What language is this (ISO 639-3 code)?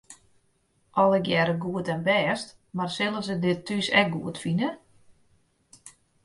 fry